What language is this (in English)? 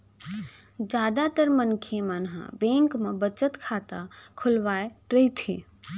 Chhattisgarhi